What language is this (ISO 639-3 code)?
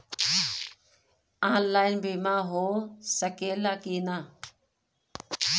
bho